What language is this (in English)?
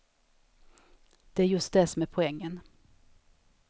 Swedish